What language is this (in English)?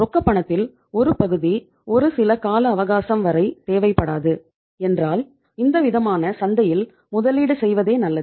Tamil